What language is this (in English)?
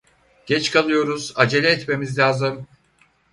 Turkish